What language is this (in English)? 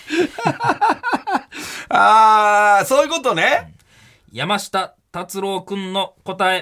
Japanese